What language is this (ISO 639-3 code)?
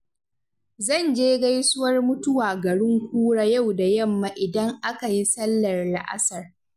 hau